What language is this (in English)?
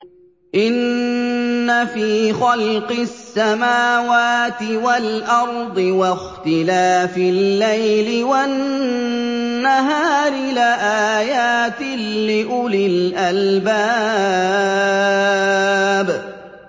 Arabic